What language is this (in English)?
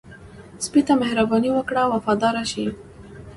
Pashto